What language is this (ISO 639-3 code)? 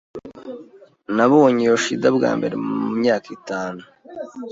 kin